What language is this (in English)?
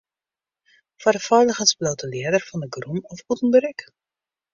Western Frisian